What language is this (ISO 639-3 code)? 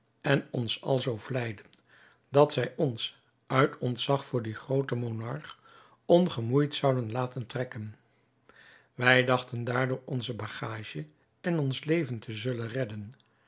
nld